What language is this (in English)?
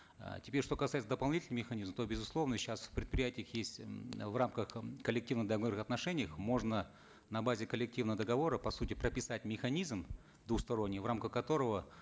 Kazakh